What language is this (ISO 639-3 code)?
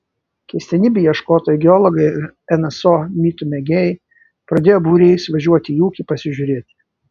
lit